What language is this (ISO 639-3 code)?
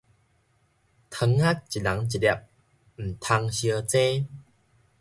nan